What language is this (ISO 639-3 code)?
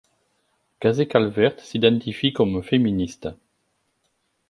fra